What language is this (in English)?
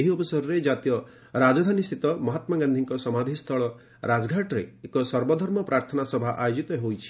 Odia